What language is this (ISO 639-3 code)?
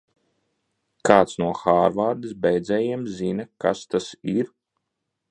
lav